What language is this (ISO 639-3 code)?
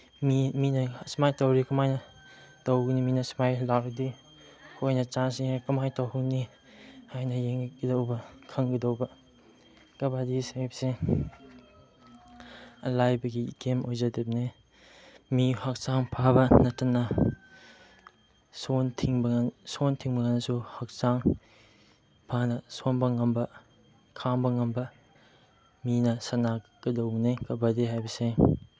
mni